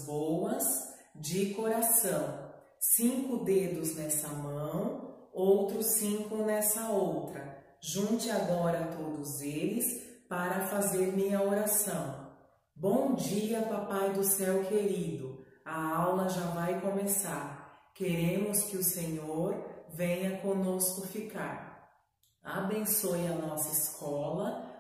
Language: Portuguese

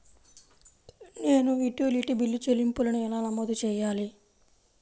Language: Telugu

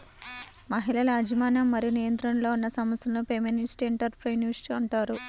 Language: Telugu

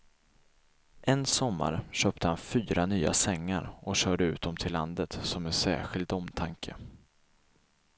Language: Swedish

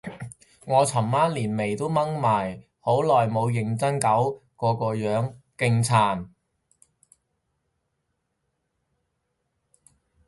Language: Cantonese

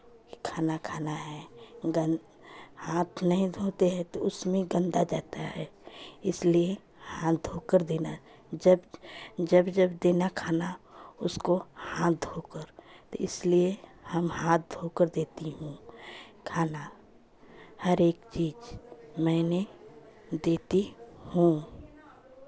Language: Hindi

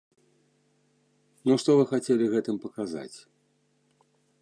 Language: Belarusian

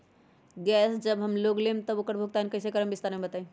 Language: Magahi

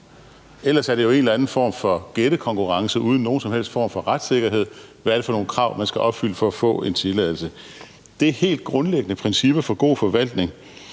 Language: Danish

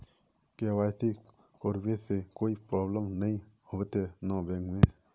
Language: Magahi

